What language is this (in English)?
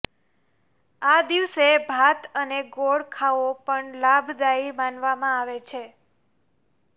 Gujarati